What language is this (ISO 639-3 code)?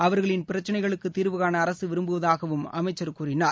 tam